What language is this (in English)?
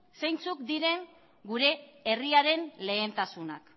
Basque